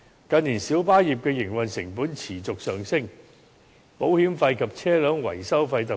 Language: Cantonese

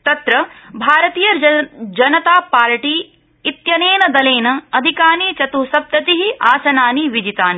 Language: Sanskrit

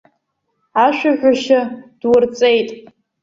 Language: Abkhazian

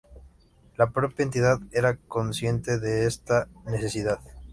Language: Spanish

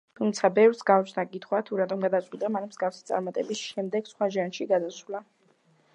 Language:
Georgian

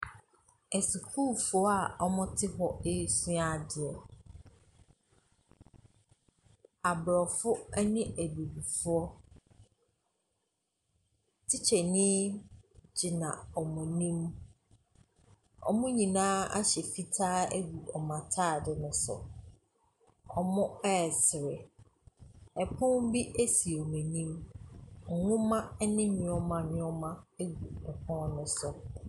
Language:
Akan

